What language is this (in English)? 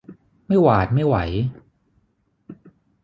Thai